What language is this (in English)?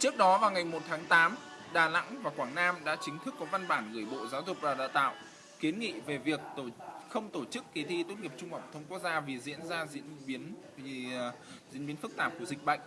Vietnamese